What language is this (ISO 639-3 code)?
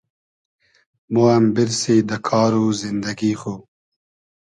haz